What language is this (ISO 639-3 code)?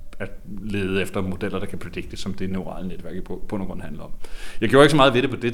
dan